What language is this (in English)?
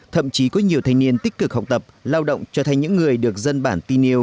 Vietnamese